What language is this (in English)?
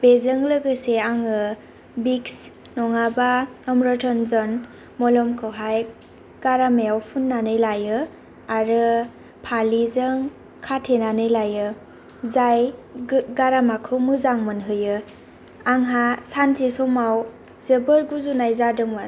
Bodo